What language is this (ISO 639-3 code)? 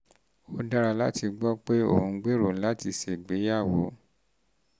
yor